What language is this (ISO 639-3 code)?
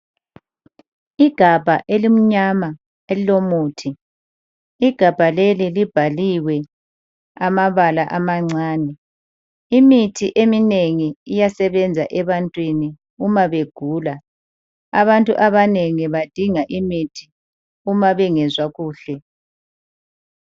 nde